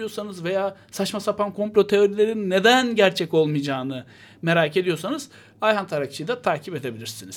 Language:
Turkish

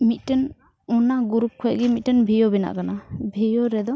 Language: Santali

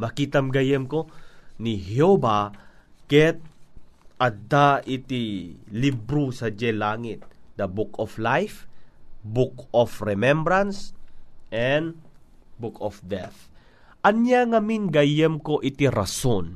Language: Filipino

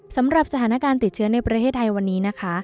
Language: Thai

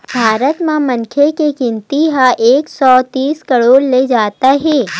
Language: Chhattisgarhi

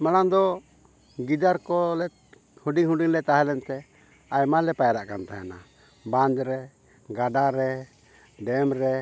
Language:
Santali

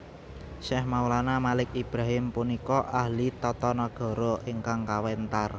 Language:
Javanese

